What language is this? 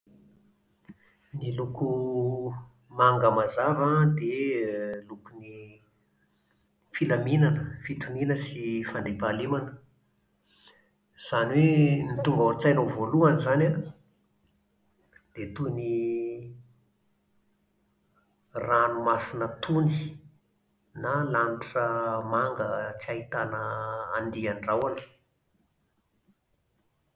Malagasy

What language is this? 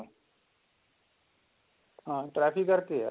Punjabi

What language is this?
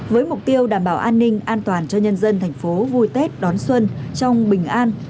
Vietnamese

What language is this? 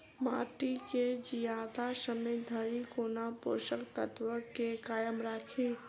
Maithili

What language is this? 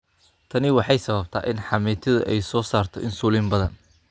Somali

